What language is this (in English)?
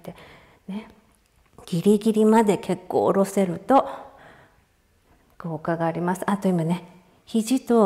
Japanese